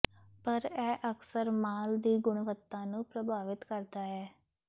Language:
Punjabi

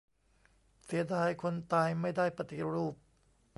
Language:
Thai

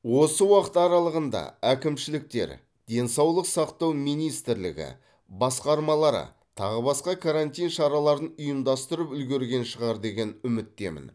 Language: Kazakh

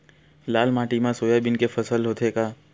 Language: Chhattisgarhi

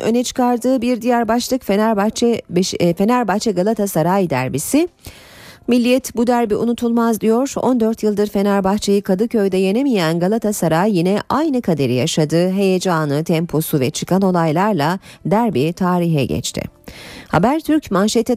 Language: Turkish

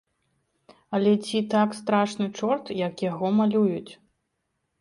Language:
Belarusian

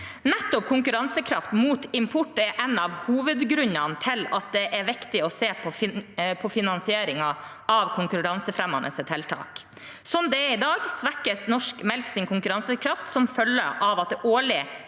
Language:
Norwegian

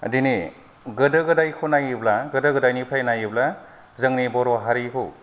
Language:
Bodo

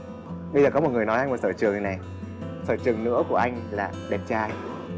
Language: Vietnamese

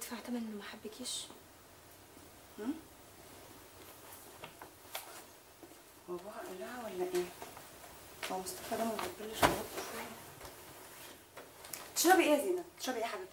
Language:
Arabic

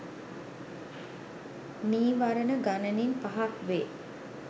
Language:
Sinhala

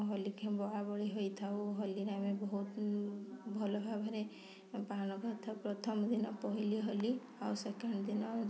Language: Odia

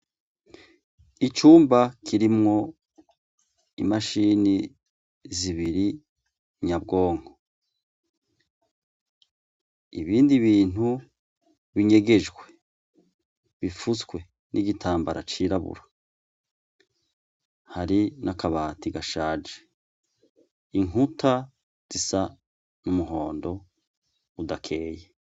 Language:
Rundi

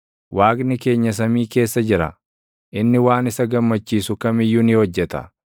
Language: Oromo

